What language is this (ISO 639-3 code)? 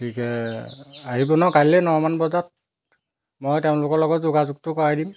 asm